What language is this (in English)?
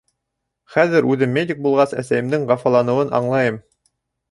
Bashkir